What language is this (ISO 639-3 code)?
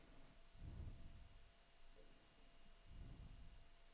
dan